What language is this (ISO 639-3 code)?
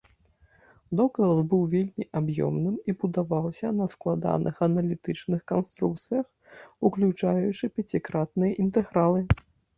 bel